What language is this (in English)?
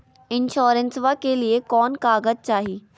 Magahi